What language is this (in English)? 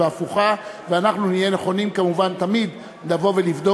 Hebrew